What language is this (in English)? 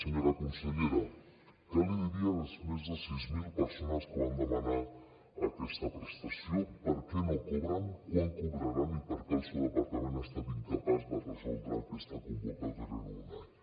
Catalan